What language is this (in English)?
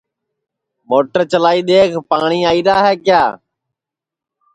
Sansi